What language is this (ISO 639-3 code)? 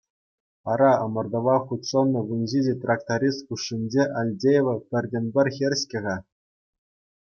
chv